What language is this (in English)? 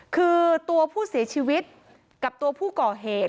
Thai